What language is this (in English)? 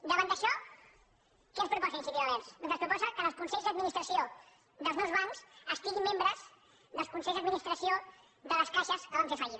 Catalan